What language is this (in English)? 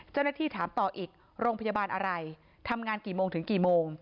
Thai